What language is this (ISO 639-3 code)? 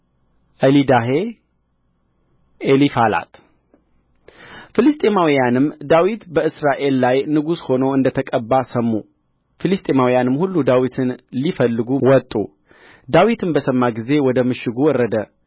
amh